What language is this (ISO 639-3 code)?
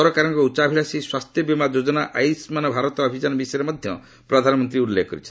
ori